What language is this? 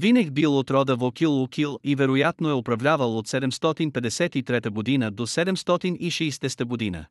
Bulgarian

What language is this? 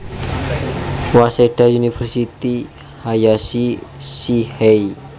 Javanese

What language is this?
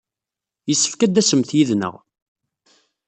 Kabyle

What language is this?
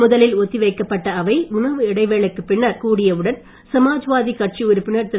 Tamil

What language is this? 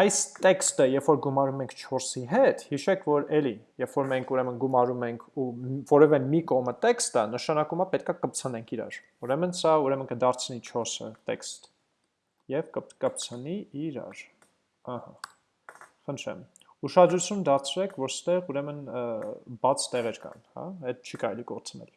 Armenian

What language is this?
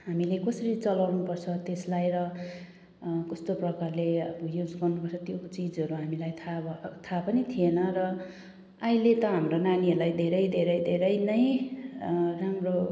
Nepali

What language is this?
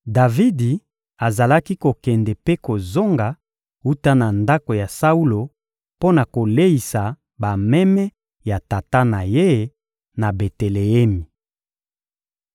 Lingala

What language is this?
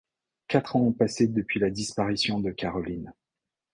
French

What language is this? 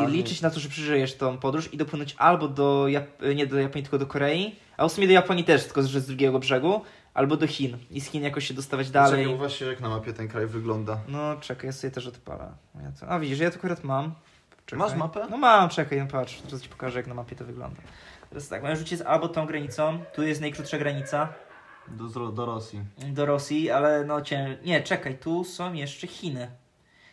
Polish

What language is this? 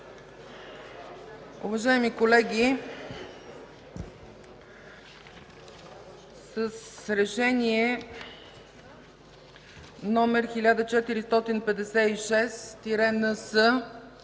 Bulgarian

